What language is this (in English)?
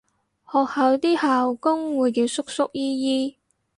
Cantonese